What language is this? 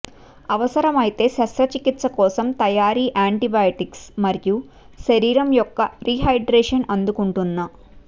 Telugu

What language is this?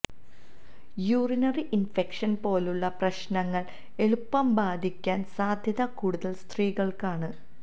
Malayalam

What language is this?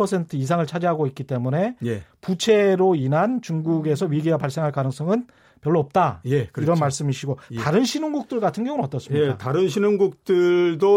Korean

